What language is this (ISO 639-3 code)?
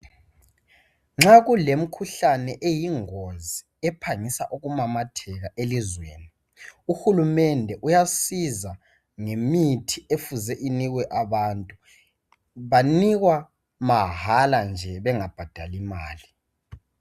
nde